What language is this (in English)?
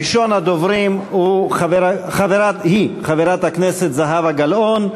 Hebrew